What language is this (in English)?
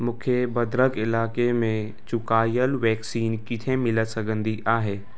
Sindhi